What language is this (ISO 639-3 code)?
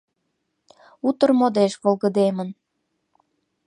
chm